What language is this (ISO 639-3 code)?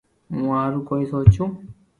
lrk